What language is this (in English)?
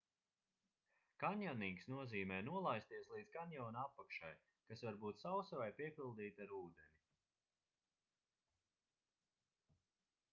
Latvian